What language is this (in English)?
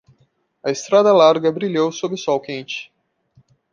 Portuguese